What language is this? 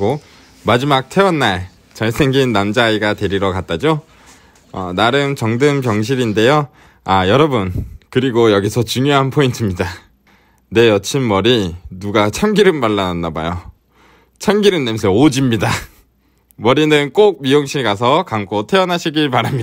Korean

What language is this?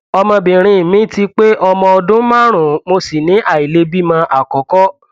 Yoruba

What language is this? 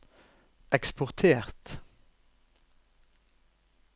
Norwegian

